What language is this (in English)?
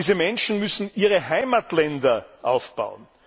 German